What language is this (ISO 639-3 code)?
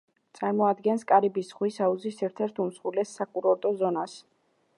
kat